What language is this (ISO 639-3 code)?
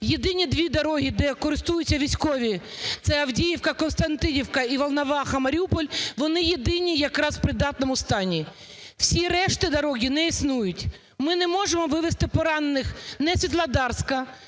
ukr